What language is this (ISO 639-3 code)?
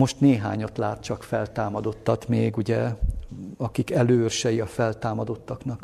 hun